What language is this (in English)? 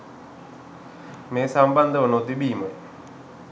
Sinhala